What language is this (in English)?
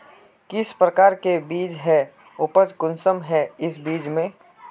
Magahi